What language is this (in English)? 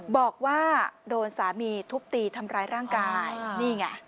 Thai